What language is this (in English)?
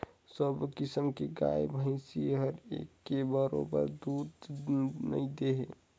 Chhattisgarhi